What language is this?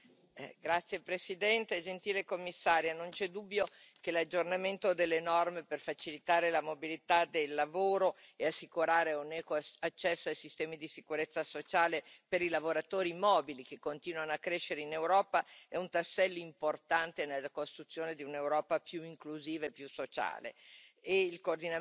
Italian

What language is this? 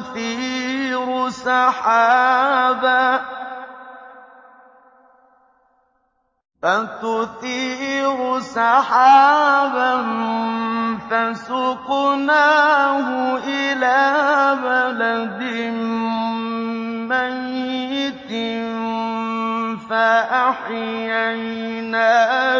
Arabic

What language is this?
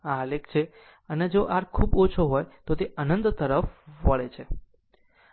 Gujarati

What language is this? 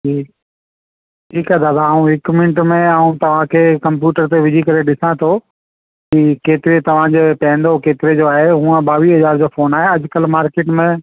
Sindhi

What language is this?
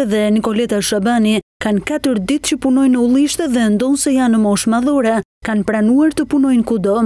Romanian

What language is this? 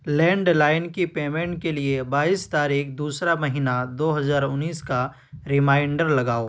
Urdu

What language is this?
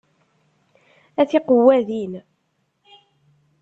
Kabyle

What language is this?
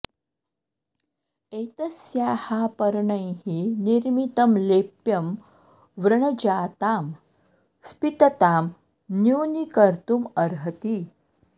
Sanskrit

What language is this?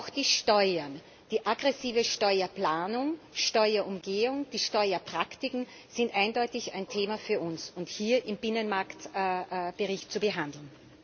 German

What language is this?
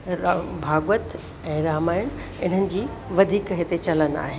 Sindhi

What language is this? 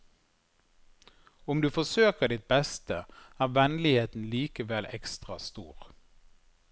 Norwegian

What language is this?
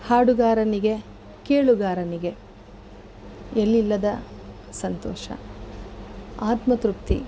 Kannada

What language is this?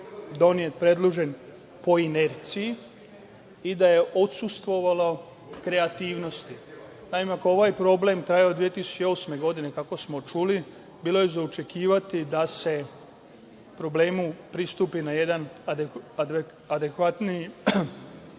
Serbian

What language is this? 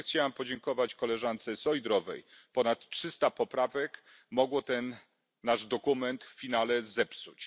Polish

